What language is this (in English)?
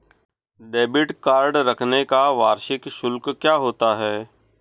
Hindi